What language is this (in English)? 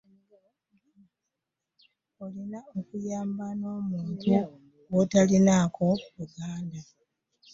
Ganda